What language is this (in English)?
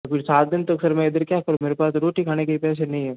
Hindi